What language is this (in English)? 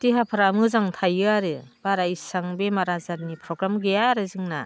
Bodo